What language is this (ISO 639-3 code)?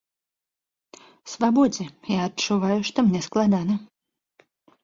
bel